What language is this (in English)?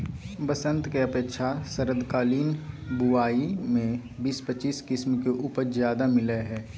Magahi